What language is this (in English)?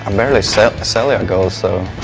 English